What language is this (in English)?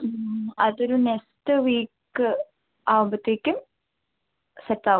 Malayalam